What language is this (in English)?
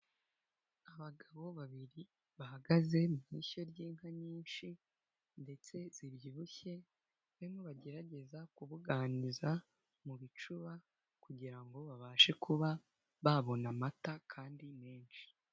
Kinyarwanda